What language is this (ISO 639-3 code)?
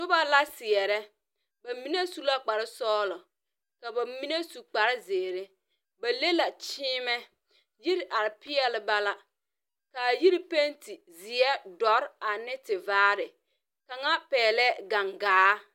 dga